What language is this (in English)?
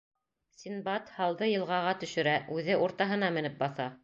Bashkir